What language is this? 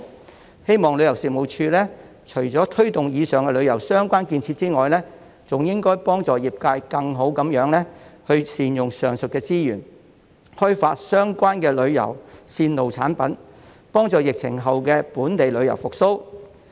Cantonese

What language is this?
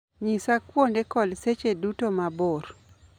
Luo (Kenya and Tanzania)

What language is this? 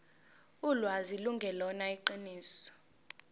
Zulu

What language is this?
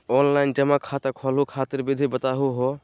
Magahi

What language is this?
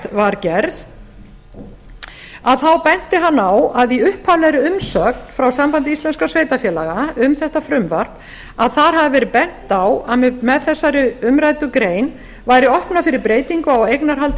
Icelandic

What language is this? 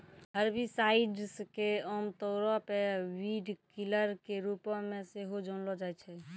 Maithili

